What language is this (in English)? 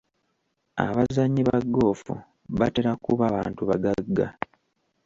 Ganda